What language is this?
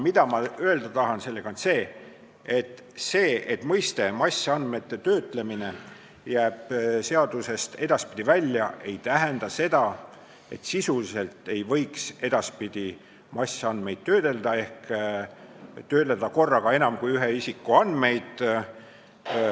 Estonian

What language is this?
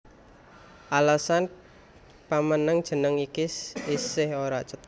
Javanese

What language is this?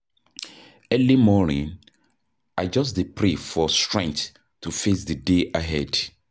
Nigerian Pidgin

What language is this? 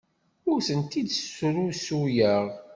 Kabyle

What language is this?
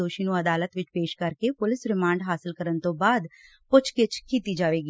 Punjabi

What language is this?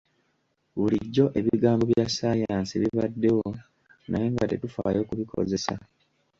Ganda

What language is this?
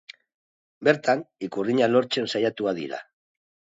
Basque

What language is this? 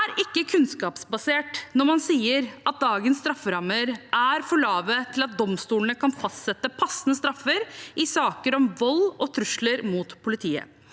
Norwegian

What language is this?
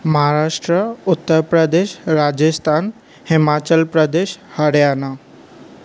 Sindhi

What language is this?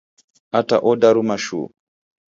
Taita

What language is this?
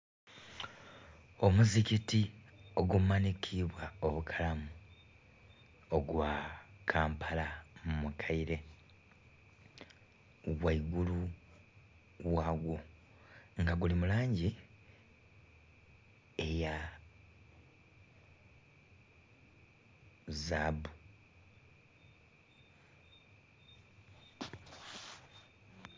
Soga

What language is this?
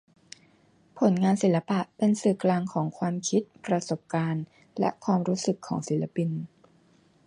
Thai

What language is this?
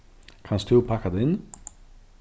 Faroese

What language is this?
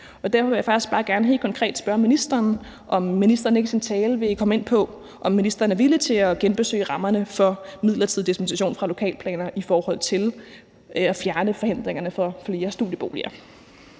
Danish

